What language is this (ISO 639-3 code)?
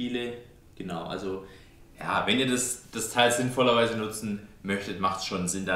deu